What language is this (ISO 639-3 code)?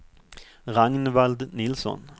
swe